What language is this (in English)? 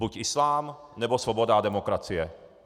Czech